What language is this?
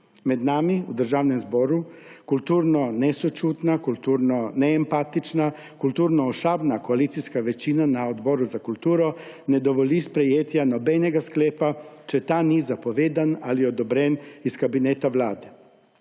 Slovenian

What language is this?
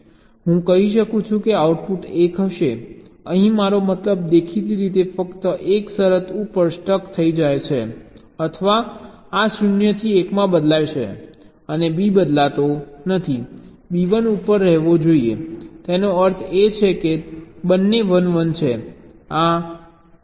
Gujarati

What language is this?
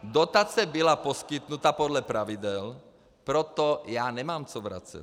Czech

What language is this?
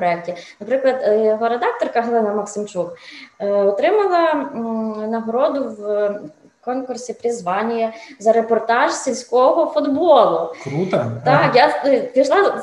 Ukrainian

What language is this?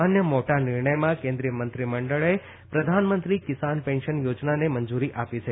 Gujarati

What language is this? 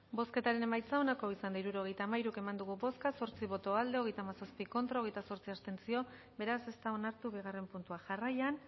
Basque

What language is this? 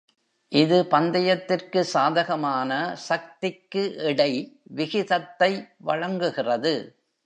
Tamil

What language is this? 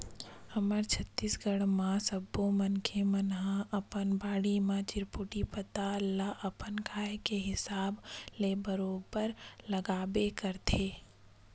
Chhattisgarhi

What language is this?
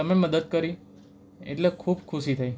Gujarati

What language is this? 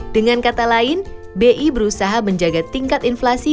Indonesian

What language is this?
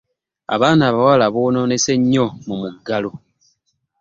Ganda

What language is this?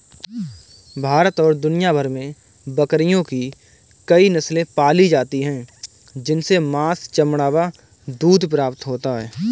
Hindi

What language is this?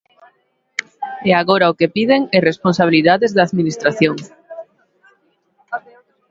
Galician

